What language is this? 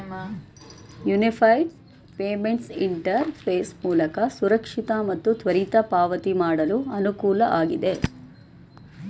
Kannada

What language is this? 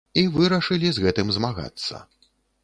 Belarusian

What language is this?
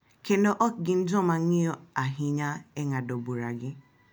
Luo (Kenya and Tanzania)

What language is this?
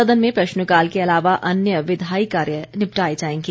Hindi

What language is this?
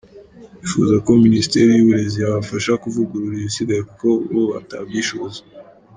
Kinyarwanda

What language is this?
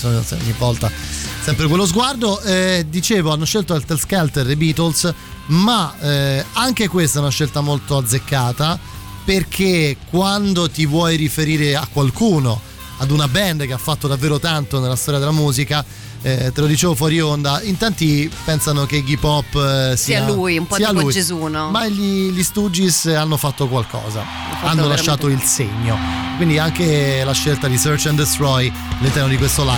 Italian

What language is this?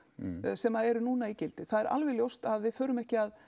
Icelandic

